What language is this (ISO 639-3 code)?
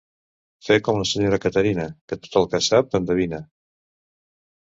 cat